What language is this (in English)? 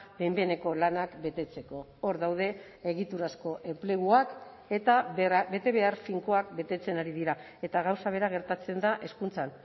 Basque